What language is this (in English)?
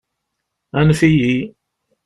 Kabyle